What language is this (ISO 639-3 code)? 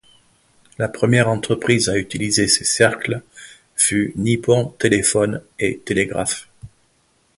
fra